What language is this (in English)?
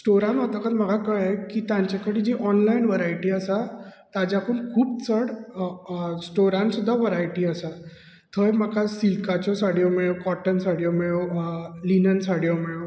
Konkani